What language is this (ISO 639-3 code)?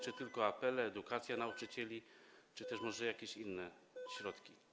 pol